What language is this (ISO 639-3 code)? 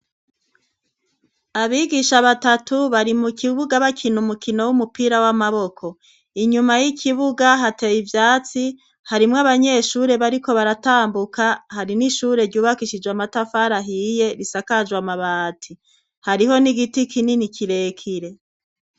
run